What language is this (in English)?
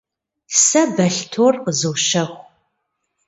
Kabardian